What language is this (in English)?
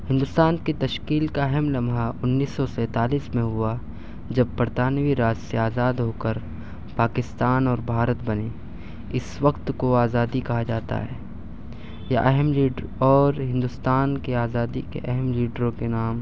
Urdu